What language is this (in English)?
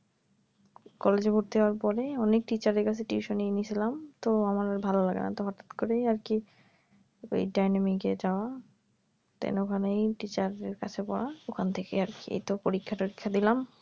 Bangla